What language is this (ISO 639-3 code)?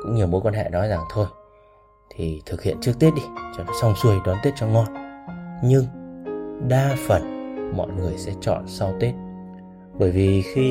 vie